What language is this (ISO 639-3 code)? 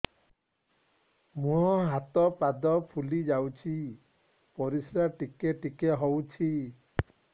ori